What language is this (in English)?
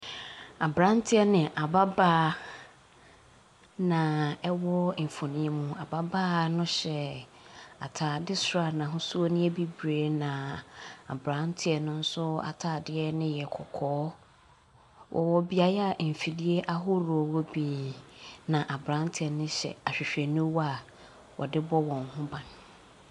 Akan